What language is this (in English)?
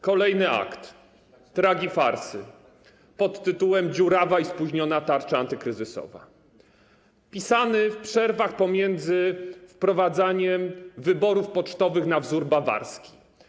Polish